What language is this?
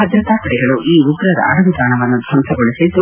Kannada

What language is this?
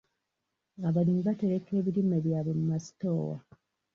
Ganda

